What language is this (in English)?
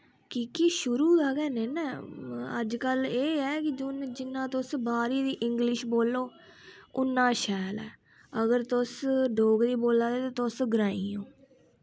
Dogri